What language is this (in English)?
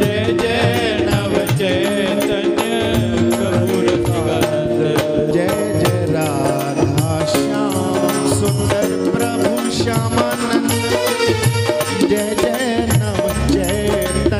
Romanian